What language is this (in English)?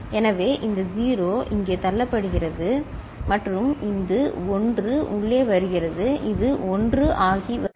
Tamil